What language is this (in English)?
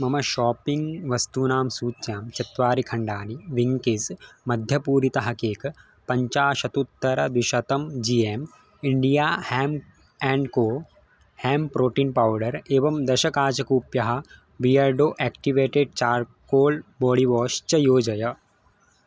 Sanskrit